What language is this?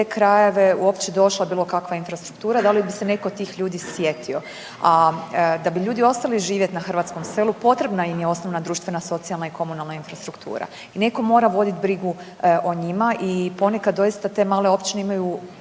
Croatian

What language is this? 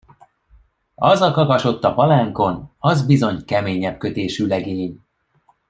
Hungarian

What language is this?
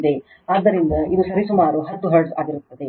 Kannada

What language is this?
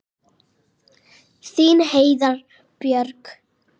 Icelandic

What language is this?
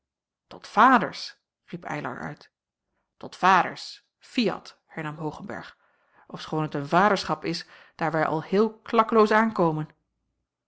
Dutch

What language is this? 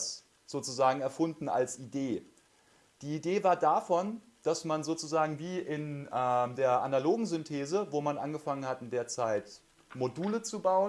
German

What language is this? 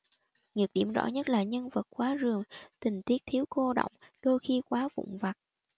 Vietnamese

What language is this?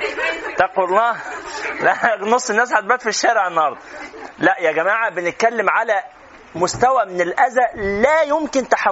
Arabic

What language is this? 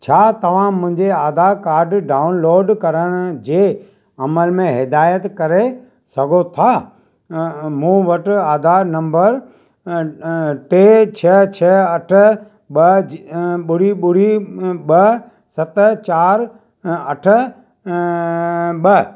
Sindhi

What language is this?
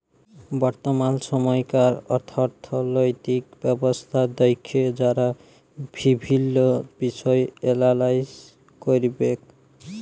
Bangla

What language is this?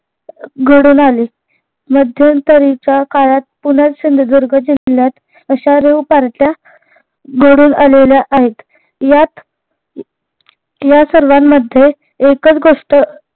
Marathi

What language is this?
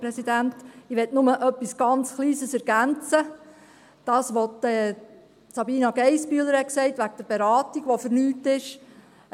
Swiss German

